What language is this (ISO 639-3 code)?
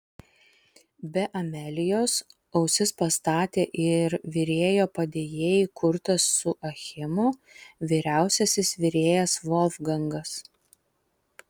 lit